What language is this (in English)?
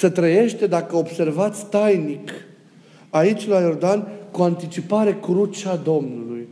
Romanian